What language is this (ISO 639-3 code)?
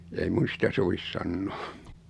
fin